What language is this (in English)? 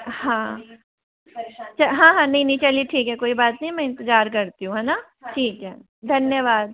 Hindi